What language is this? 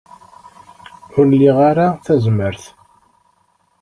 Kabyle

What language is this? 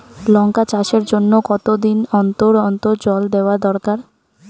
Bangla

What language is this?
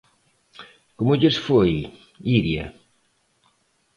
Galician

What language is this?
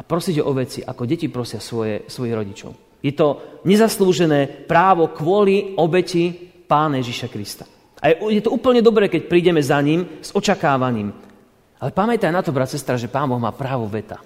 Slovak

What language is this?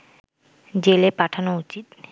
Bangla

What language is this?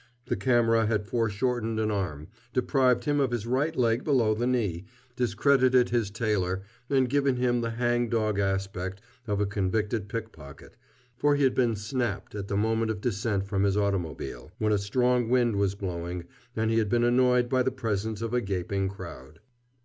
English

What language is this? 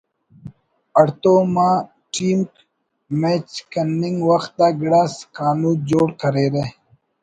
Brahui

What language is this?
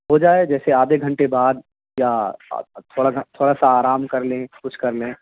Urdu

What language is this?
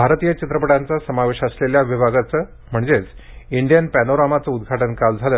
Marathi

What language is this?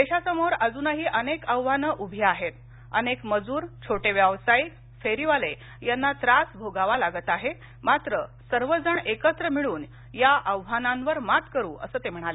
Marathi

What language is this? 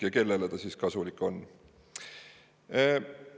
Estonian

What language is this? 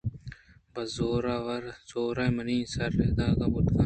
Eastern Balochi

